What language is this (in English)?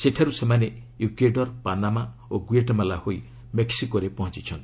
Odia